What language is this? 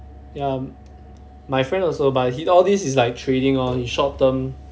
English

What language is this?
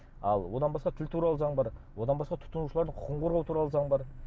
Kazakh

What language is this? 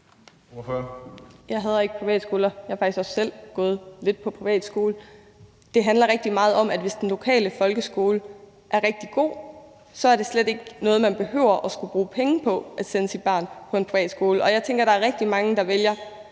Danish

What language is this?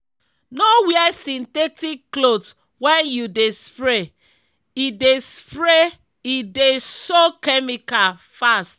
Nigerian Pidgin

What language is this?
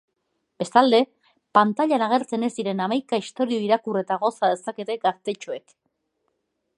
Basque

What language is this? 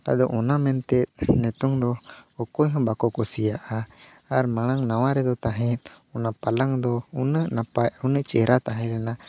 Santali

